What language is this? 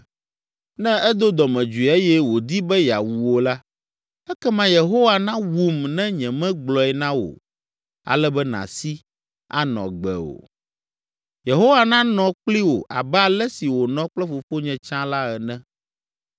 Ewe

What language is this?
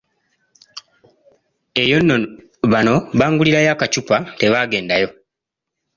Ganda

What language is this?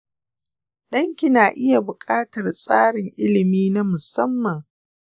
Hausa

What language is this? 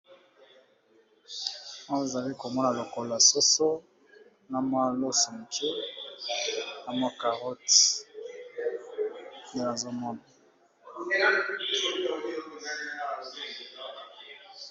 Lingala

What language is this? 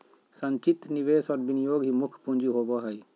Magahi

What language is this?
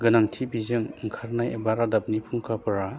Bodo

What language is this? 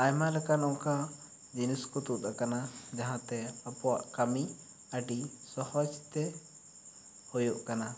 Santali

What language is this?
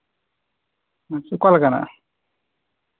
Santali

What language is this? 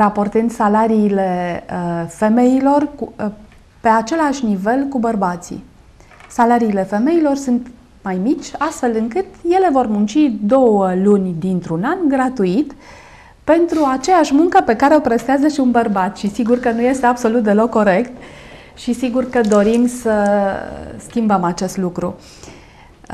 Romanian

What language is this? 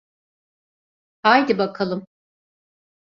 Turkish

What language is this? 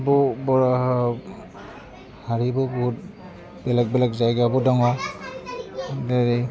Bodo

